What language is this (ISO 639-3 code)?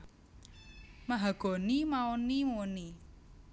jav